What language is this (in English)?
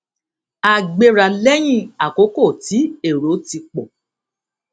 Yoruba